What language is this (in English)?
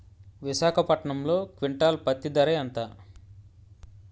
Telugu